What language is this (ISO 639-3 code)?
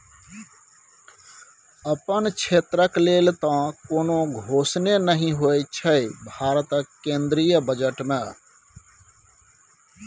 mai